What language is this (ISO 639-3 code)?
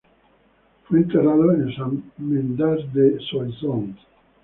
spa